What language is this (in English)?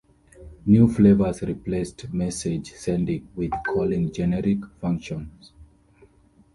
English